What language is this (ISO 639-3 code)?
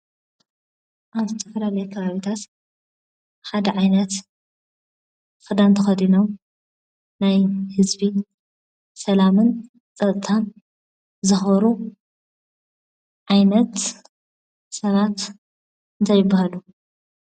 tir